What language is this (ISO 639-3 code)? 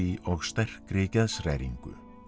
isl